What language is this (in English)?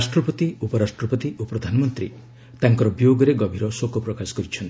Odia